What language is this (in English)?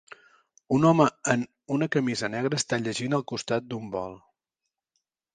Catalan